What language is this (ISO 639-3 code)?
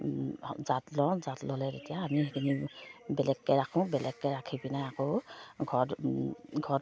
asm